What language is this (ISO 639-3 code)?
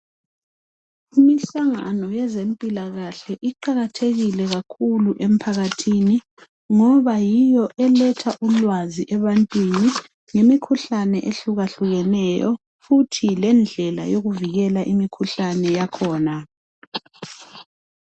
nde